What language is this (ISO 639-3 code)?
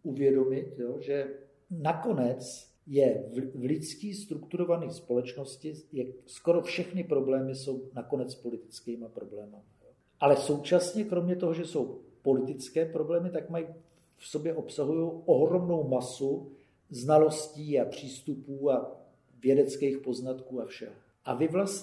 ces